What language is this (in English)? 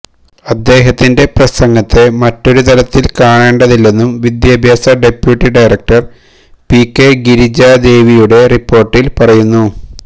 Malayalam